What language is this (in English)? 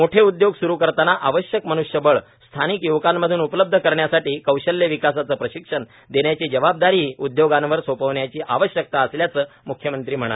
Marathi